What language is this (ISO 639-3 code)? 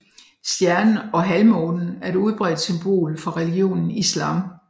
dan